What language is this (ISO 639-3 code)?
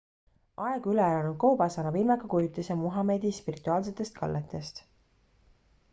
est